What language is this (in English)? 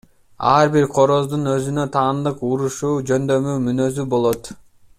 Kyrgyz